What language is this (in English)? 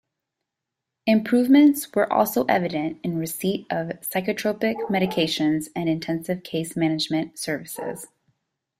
English